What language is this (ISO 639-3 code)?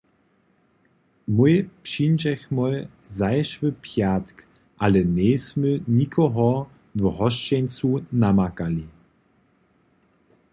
hsb